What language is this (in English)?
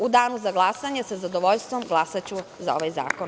Serbian